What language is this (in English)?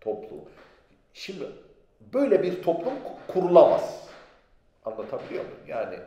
Turkish